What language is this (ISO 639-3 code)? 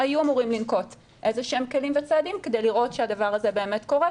heb